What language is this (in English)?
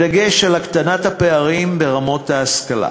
Hebrew